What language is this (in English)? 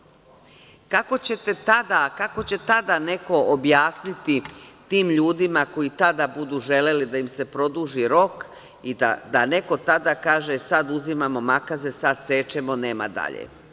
Serbian